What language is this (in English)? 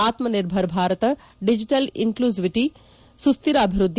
Kannada